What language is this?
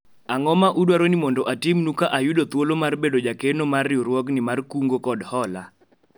Luo (Kenya and Tanzania)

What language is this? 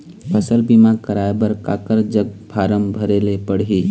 Chhattisgarhi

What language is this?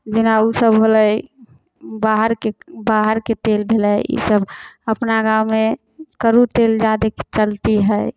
Maithili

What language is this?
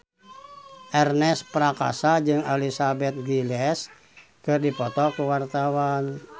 Sundanese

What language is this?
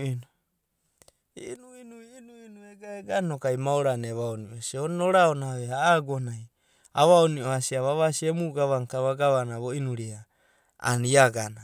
Abadi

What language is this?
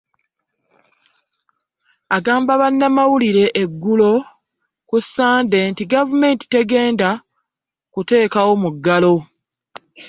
Ganda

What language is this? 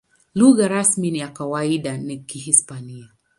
Swahili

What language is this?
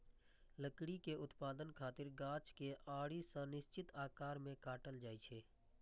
Maithili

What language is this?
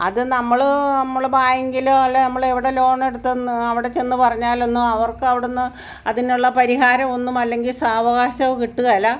Malayalam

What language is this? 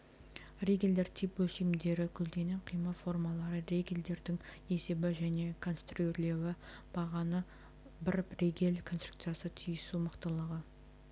Kazakh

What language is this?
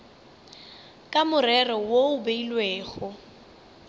Northern Sotho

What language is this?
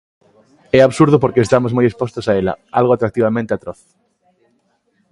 Galician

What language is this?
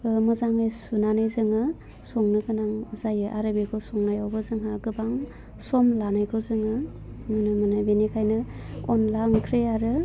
Bodo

